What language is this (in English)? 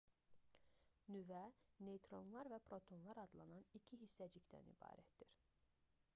Azerbaijani